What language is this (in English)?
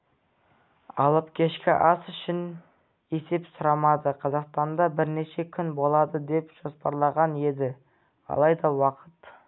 Kazakh